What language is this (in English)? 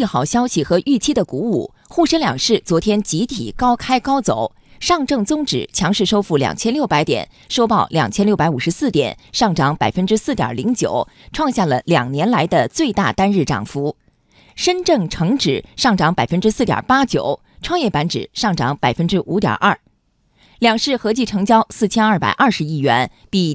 Chinese